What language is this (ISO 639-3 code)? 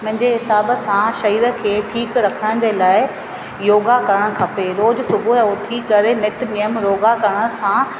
snd